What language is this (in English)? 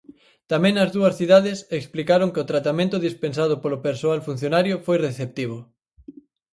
Galician